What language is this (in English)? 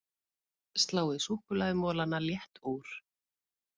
Icelandic